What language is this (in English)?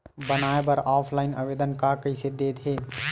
Chhattisgarhi